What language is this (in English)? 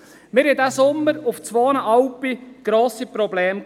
Swiss German